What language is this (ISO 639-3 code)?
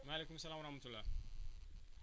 wol